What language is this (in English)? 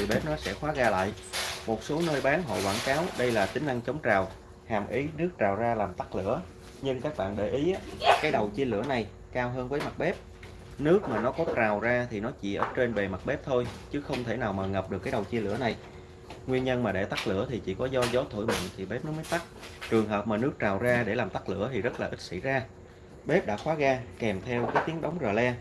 Vietnamese